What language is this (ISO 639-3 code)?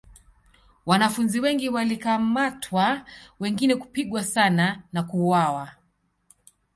swa